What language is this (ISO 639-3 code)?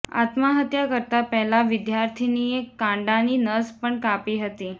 guj